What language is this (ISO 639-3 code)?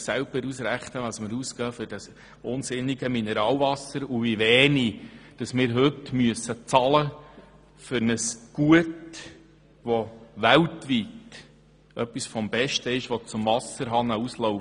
gsw